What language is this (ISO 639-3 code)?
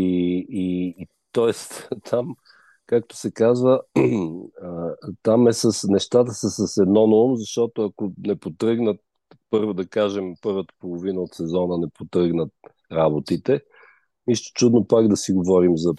bul